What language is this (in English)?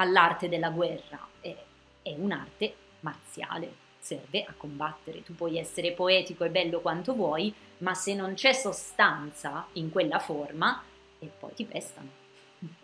Italian